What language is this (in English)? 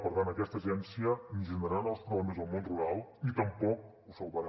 Catalan